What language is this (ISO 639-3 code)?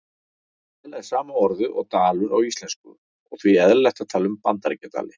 isl